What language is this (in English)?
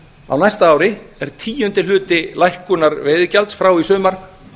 Icelandic